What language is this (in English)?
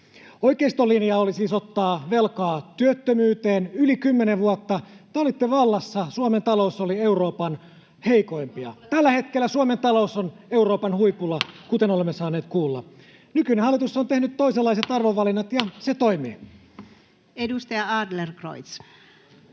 Finnish